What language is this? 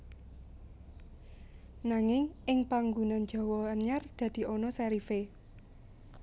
Javanese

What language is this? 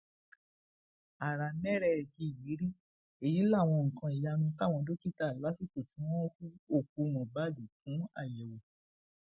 Yoruba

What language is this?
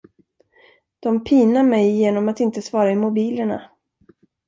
Swedish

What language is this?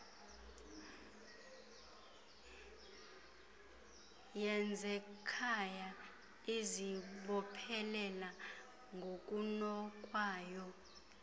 Xhosa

